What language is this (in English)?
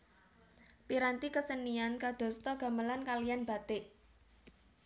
Javanese